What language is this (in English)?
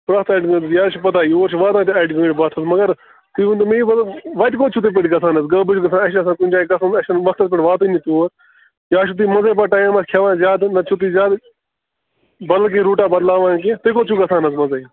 Kashmiri